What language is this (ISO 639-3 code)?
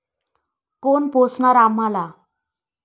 mar